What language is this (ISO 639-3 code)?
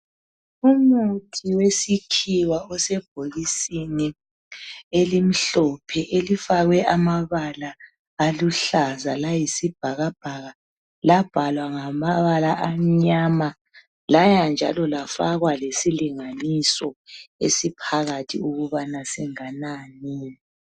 nde